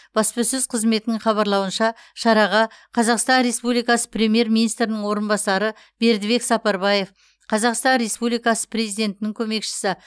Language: Kazakh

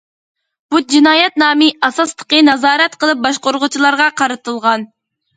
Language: Uyghur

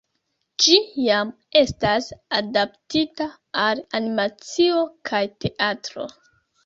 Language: Esperanto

